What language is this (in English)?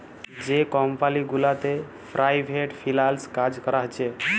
Bangla